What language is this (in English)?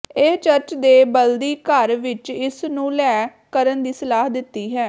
Punjabi